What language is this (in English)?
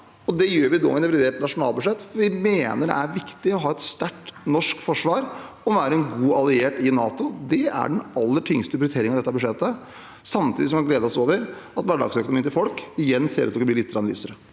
Norwegian